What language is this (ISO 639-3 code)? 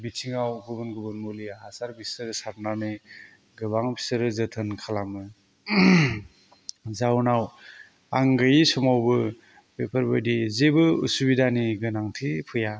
brx